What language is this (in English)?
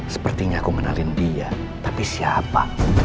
Indonesian